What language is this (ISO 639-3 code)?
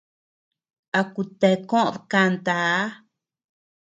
cux